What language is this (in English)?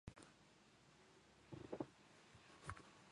Japanese